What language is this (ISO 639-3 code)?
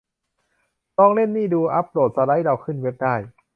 tha